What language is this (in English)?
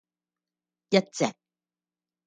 Cantonese